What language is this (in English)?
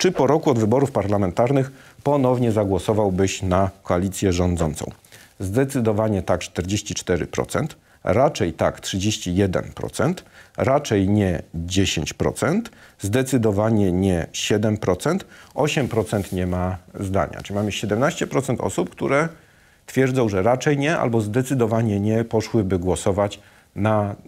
Polish